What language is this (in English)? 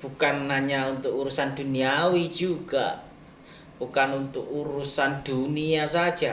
Indonesian